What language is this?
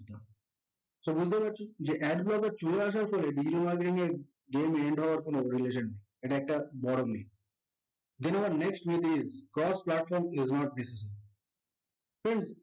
Bangla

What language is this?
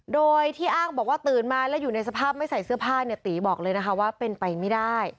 Thai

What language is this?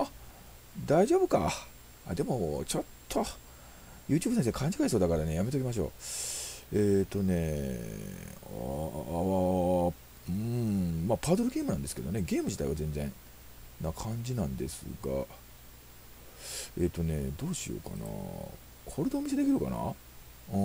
Japanese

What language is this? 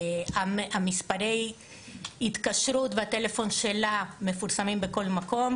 Hebrew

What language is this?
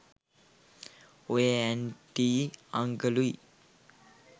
Sinhala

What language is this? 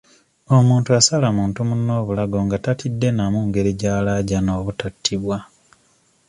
Ganda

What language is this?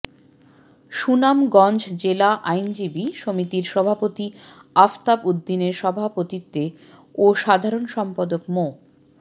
Bangla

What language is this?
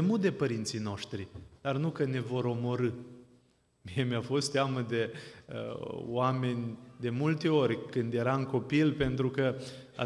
Romanian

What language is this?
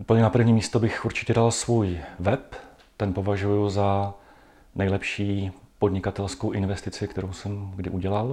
Czech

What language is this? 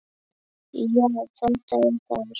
Icelandic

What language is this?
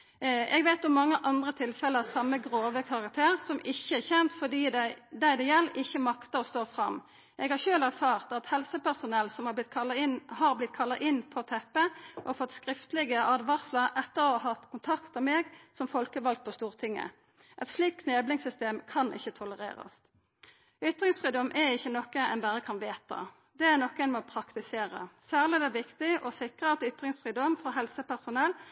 Norwegian Nynorsk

